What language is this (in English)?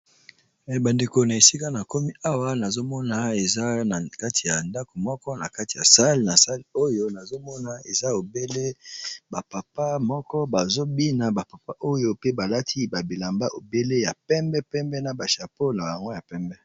Lingala